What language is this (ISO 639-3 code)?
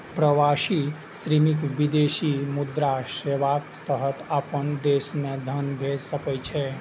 mai